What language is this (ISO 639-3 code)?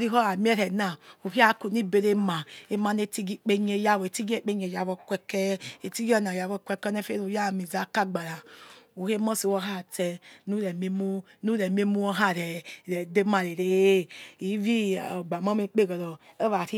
ets